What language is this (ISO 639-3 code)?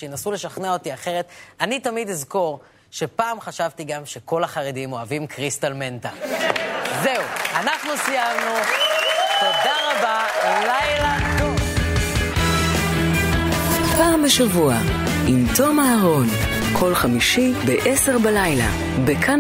heb